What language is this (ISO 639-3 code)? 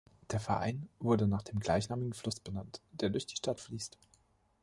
deu